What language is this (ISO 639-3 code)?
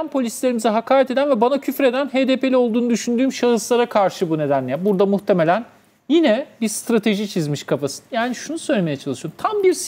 tur